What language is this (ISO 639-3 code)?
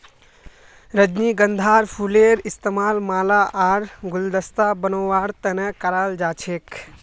mag